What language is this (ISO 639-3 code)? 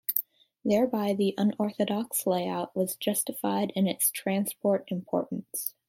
eng